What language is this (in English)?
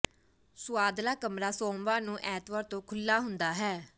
Punjabi